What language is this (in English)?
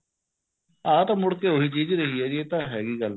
Punjabi